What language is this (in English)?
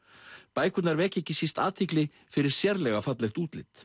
Icelandic